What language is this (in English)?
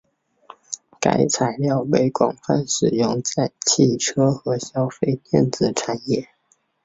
Chinese